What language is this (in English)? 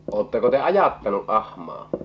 Finnish